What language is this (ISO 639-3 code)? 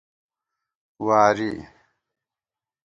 gwt